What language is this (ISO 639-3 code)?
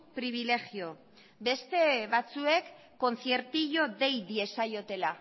eus